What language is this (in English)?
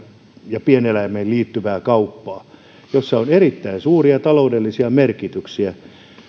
Finnish